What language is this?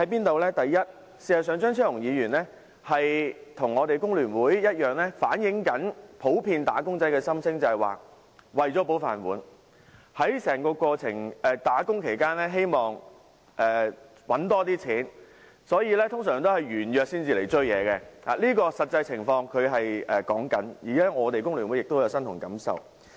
Cantonese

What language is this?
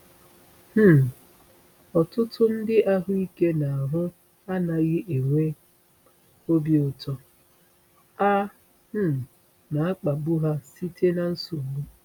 Igbo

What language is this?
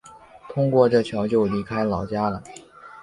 Chinese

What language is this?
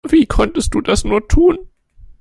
German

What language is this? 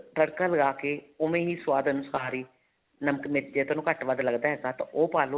Punjabi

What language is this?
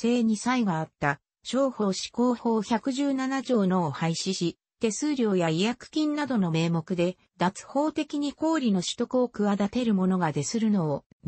Japanese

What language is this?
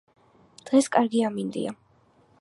Georgian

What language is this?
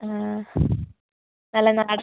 Malayalam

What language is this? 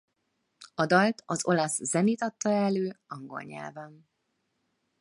Hungarian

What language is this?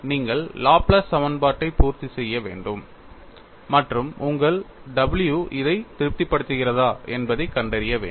Tamil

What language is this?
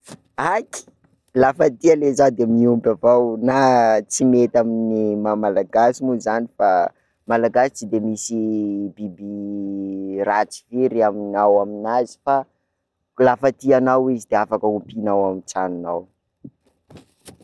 Sakalava Malagasy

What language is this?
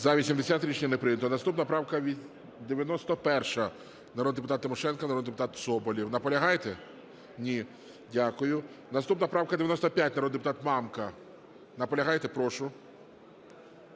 Ukrainian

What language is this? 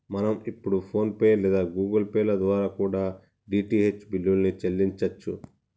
Telugu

